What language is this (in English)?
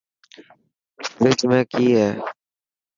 Dhatki